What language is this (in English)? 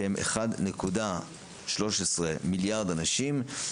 Hebrew